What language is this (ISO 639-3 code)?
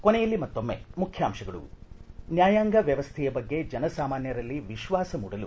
kan